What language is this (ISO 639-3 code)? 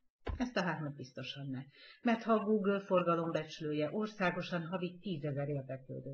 hun